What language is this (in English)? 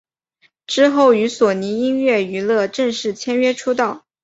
Chinese